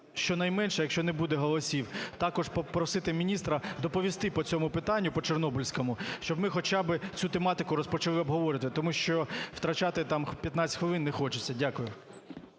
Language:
Ukrainian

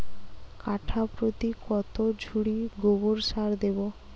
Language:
Bangla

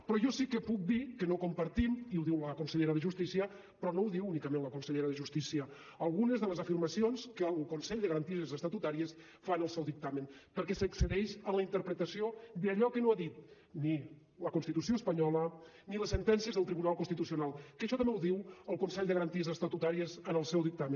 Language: Catalan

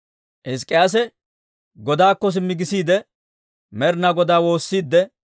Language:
Dawro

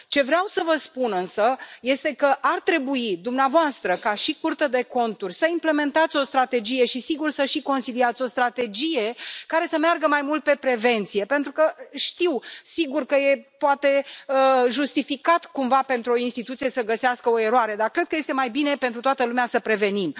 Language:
Romanian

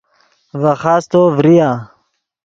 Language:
Yidgha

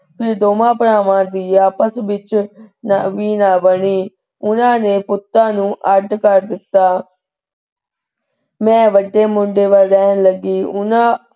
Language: Punjabi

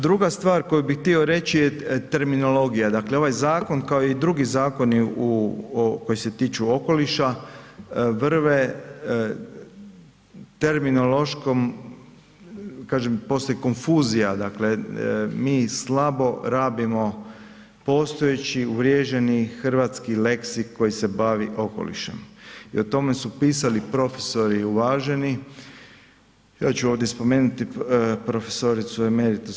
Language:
Croatian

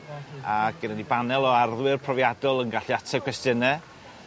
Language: Welsh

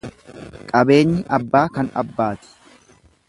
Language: Oromo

